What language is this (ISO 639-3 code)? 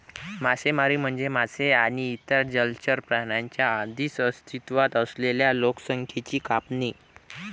mar